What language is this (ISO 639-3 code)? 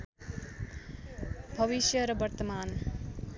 nep